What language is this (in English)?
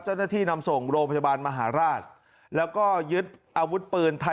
Thai